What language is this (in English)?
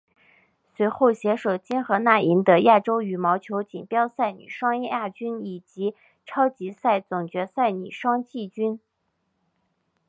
Chinese